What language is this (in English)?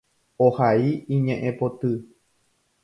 Guarani